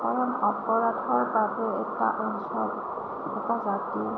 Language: Assamese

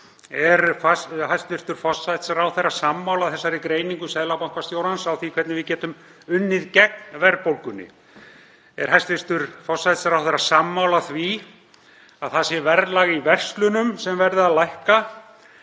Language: Icelandic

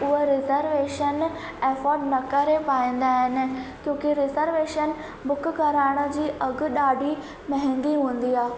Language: Sindhi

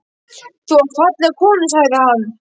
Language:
Icelandic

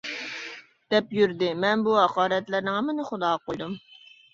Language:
Uyghur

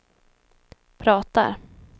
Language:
Swedish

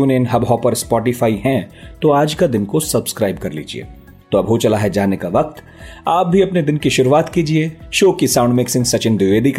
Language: Hindi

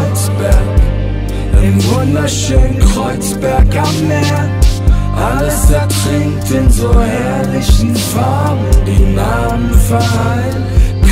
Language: German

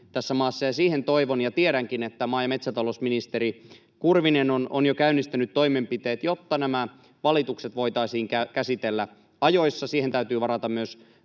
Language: Finnish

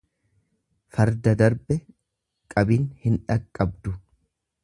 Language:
Oromo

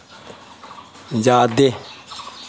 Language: Manipuri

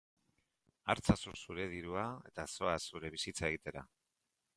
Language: Basque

